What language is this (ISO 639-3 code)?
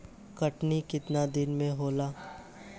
bho